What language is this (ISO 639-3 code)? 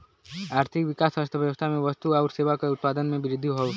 bho